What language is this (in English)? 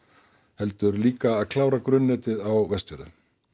Icelandic